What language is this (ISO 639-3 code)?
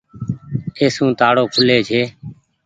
gig